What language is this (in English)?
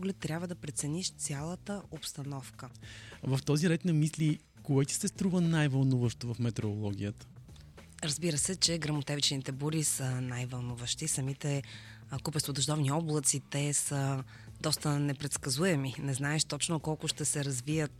Bulgarian